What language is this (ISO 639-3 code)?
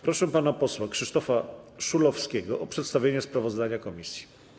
pol